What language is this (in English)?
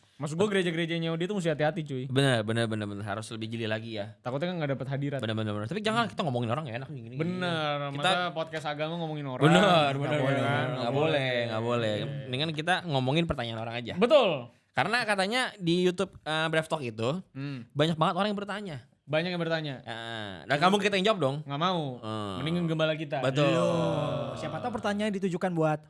Indonesian